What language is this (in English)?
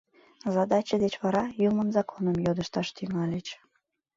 Mari